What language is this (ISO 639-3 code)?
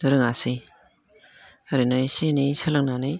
brx